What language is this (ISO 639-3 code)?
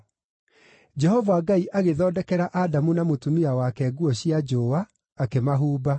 kik